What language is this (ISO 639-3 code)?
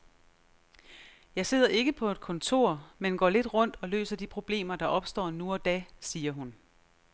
dan